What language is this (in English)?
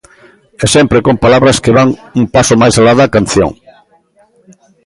Galician